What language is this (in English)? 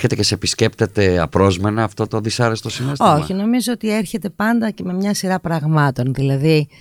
Greek